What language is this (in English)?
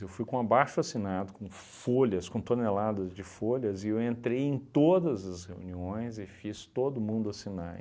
Portuguese